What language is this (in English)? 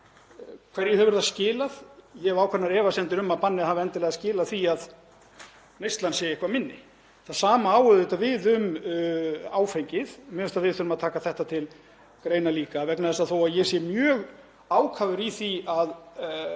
Icelandic